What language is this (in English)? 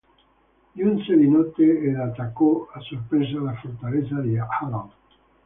Italian